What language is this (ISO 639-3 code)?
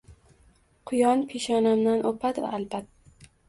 uzb